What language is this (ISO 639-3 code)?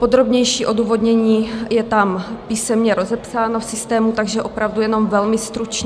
ces